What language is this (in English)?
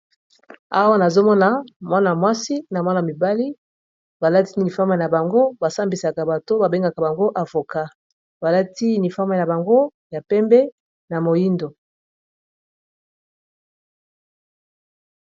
Lingala